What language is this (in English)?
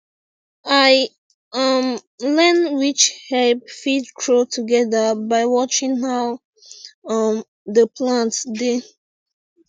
Nigerian Pidgin